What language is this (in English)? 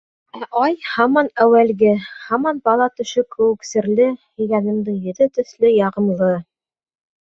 Bashkir